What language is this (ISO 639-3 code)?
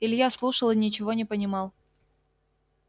rus